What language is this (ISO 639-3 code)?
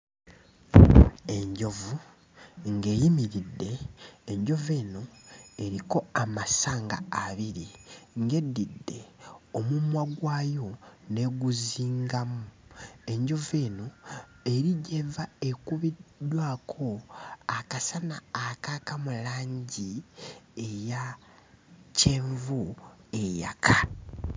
lug